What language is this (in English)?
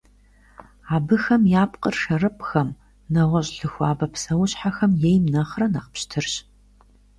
Kabardian